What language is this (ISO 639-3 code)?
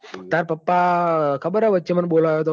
guj